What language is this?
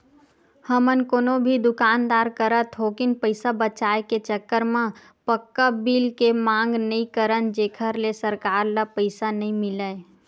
Chhattisgarhi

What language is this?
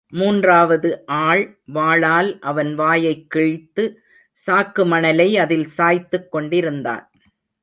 Tamil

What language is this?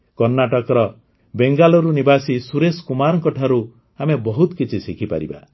Odia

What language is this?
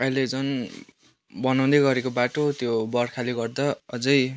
Nepali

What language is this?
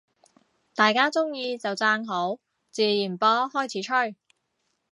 Cantonese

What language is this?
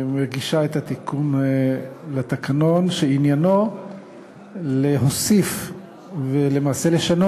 Hebrew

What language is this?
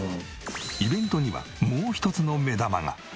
Japanese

